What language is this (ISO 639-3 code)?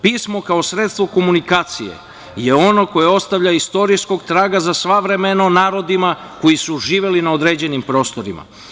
srp